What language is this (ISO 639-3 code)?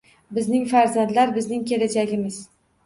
uzb